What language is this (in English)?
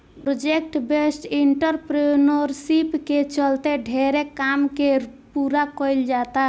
Bhojpuri